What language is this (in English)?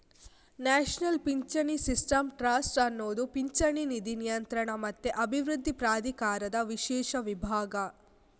Kannada